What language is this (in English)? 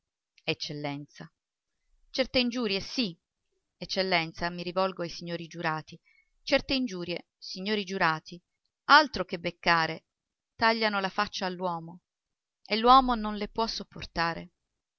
Italian